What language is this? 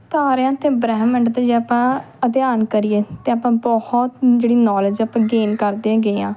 Punjabi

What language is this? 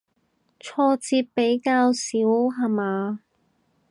Cantonese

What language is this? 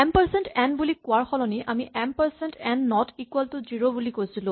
Assamese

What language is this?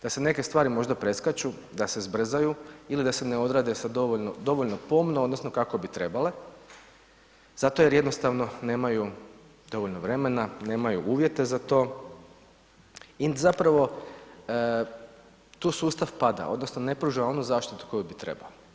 Croatian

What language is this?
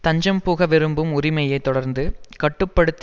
Tamil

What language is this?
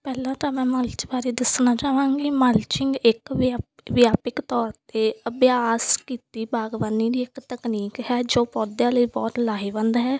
Punjabi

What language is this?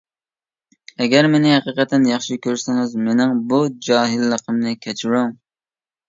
Uyghur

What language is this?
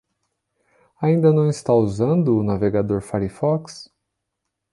Portuguese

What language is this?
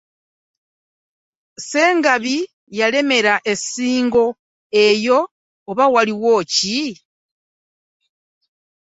Ganda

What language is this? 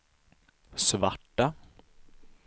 Swedish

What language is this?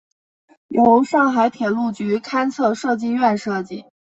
Chinese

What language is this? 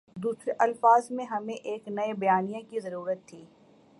Urdu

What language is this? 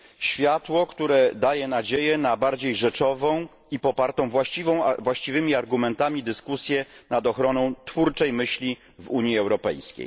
Polish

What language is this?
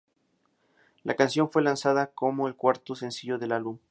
Spanish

